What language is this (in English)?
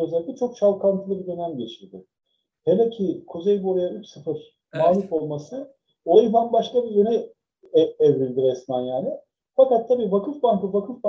Turkish